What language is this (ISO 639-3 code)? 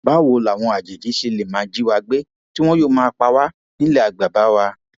yor